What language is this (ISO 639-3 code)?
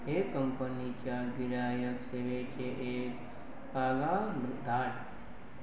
kok